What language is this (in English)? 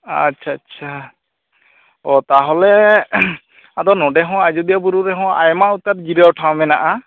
Santali